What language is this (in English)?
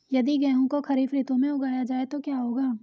Hindi